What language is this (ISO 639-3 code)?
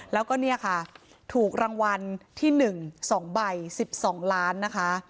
tha